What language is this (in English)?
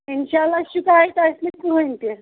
Kashmiri